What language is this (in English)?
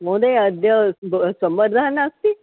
Sanskrit